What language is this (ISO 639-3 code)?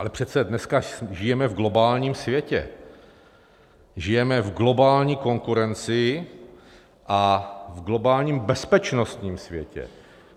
ces